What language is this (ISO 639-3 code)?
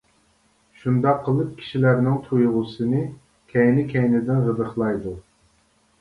uig